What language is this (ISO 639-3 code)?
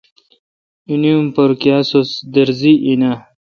xka